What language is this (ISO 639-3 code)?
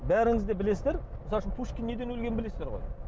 kaz